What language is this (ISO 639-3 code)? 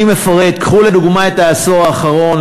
heb